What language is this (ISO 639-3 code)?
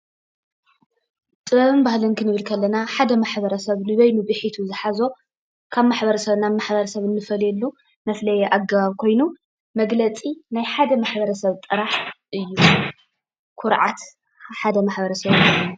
tir